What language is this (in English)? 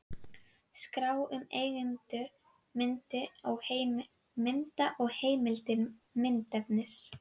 Icelandic